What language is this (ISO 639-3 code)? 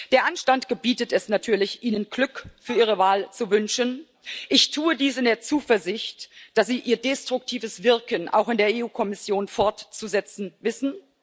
deu